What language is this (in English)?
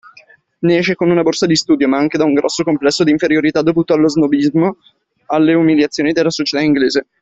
Italian